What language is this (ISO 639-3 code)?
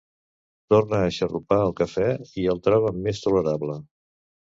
cat